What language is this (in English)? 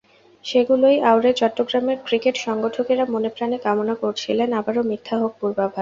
Bangla